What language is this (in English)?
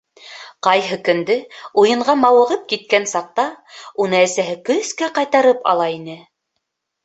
Bashkir